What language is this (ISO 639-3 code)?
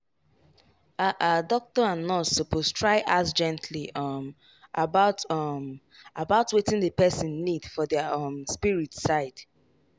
pcm